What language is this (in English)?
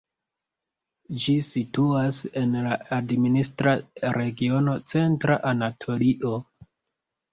Esperanto